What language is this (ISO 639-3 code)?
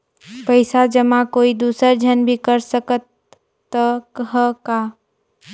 hne